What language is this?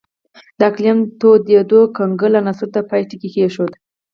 Pashto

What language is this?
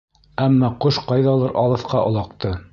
Bashkir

